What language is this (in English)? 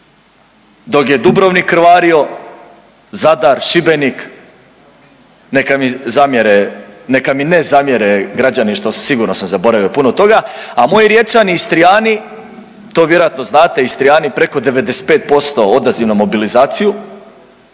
Croatian